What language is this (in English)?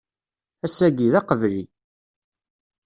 Kabyle